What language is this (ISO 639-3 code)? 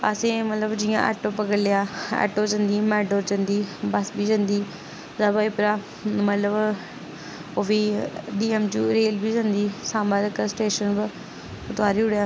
doi